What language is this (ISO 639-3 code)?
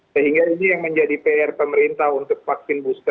ind